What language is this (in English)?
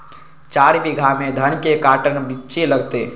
Magahi